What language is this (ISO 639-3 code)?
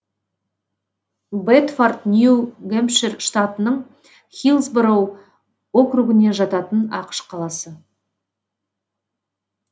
kaz